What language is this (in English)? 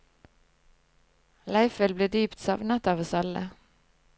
Norwegian